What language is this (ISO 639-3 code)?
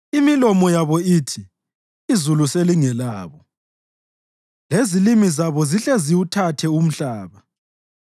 nde